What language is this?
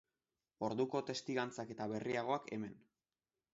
Basque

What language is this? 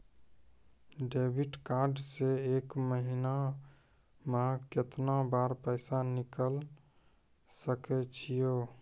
Maithili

